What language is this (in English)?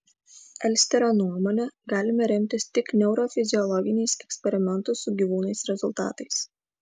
Lithuanian